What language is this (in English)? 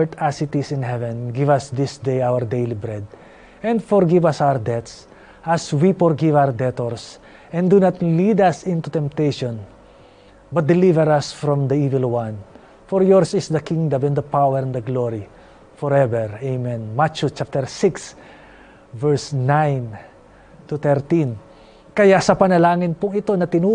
Filipino